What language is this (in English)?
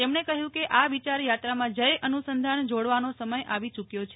Gujarati